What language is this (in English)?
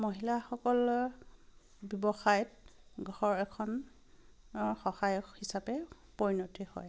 Assamese